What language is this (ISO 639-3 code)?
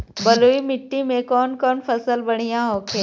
bho